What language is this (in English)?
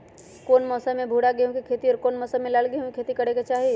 Magahi